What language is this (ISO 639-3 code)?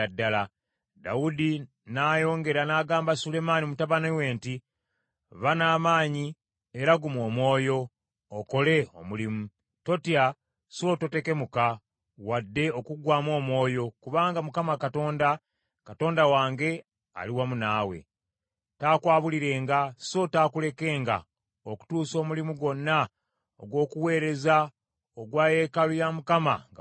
lug